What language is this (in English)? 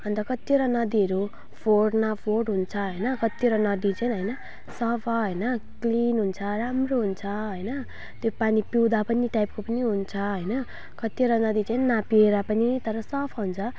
Nepali